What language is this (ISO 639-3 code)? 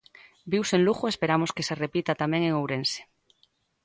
glg